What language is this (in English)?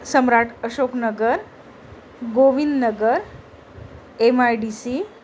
Marathi